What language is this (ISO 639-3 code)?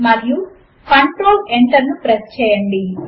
tel